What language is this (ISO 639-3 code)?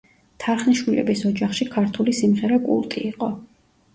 kat